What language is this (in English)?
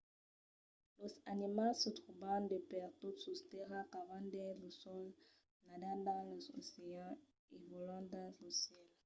Occitan